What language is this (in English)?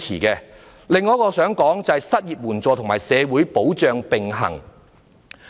Cantonese